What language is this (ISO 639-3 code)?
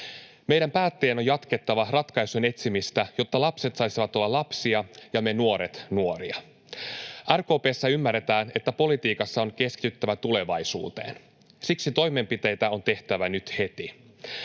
fin